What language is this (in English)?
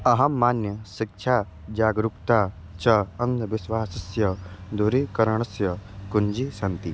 Sanskrit